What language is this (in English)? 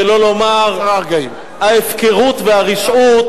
Hebrew